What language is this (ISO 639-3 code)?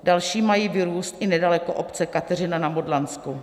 ces